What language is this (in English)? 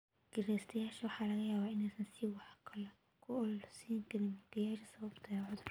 Somali